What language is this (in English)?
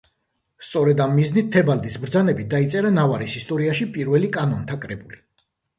Georgian